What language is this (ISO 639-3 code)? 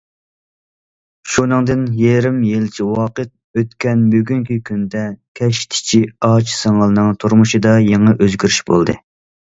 uig